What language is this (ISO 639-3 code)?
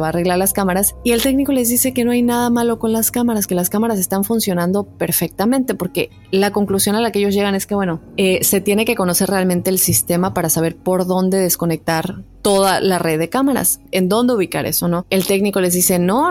spa